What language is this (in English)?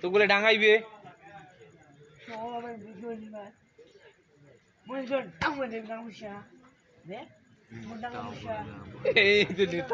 Bangla